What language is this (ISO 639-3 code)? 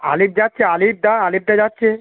ben